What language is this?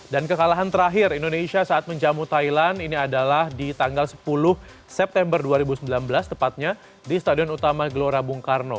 Indonesian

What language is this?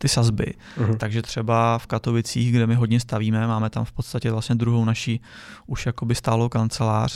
Czech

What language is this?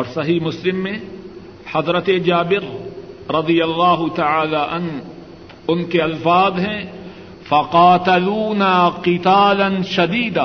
Urdu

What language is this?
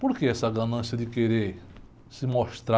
Portuguese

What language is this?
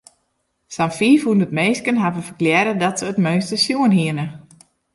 Western Frisian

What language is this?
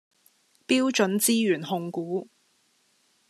Cantonese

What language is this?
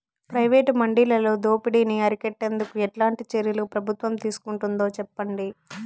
Telugu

